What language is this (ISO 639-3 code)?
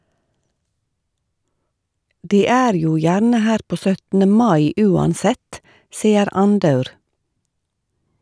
nor